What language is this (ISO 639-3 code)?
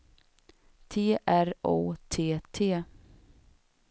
swe